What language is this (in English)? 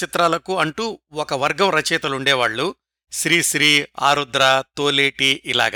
Telugu